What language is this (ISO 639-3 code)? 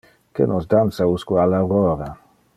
ina